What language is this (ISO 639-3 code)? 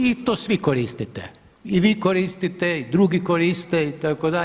hrv